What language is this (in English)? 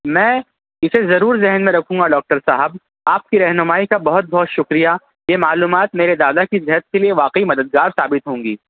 Urdu